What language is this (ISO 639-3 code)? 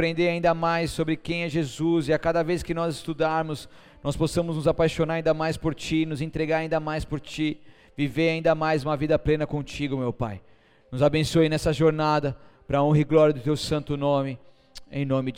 por